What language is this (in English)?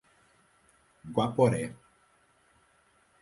Portuguese